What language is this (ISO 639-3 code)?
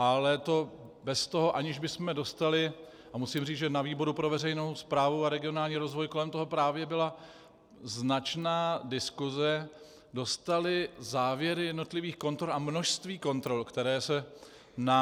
ces